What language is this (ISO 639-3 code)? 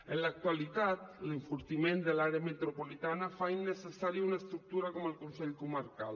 cat